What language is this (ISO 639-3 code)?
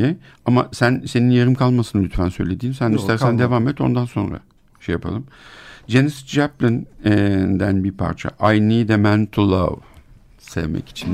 tur